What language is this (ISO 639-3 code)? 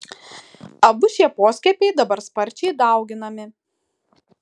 lit